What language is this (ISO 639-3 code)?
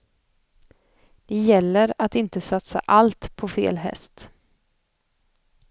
swe